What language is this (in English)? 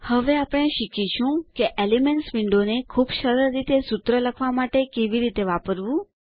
Gujarati